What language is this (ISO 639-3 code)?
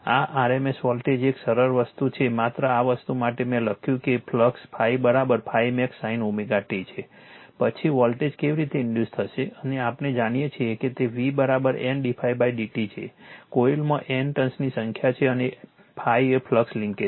guj